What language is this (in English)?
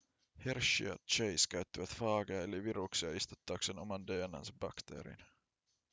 Finnish